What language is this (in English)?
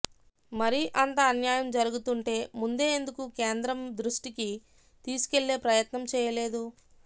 Telugu